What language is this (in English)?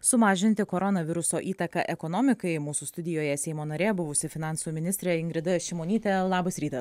Lithuanian